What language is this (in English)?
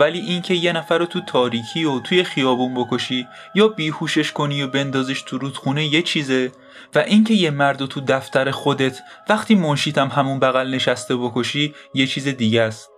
Persian